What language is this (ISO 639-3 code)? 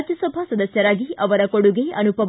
kan